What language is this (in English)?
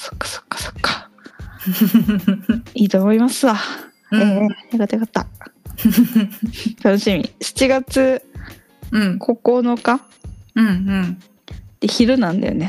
Japanese